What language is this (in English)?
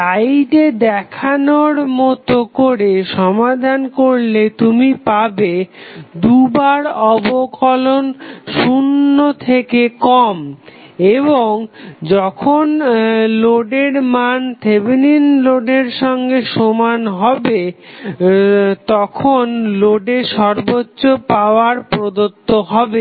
Bangla